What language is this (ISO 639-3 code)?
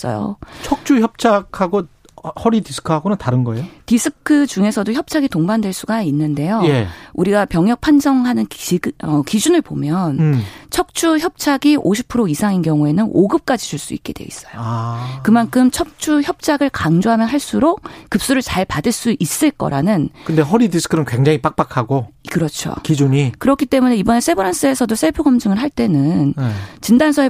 kor